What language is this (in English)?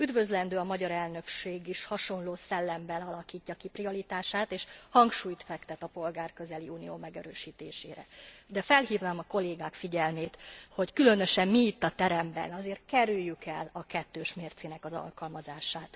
Hungarian